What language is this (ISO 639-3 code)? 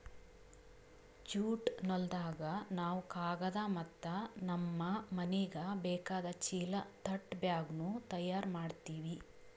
kan